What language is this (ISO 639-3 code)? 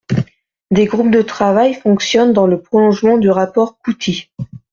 fra